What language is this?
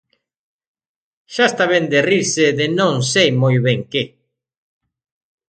Galician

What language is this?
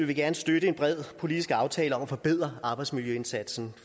Danish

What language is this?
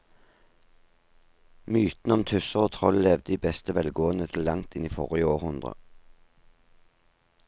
Norwegian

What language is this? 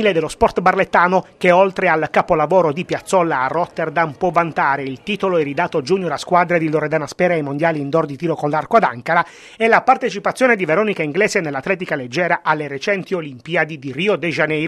Italian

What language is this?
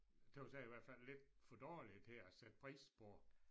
Danish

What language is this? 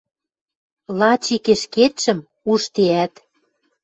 Western Mari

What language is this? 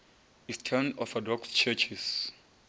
Venda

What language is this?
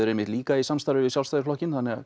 Icelandic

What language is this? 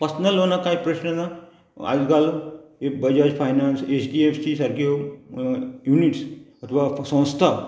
Konkani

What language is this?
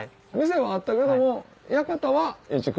Japanese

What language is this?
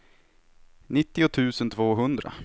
Swedish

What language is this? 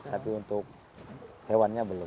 Indonesian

